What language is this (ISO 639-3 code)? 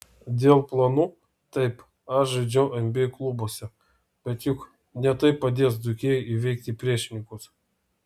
lit